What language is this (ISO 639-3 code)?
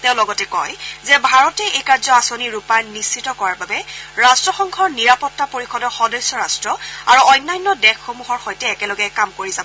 asm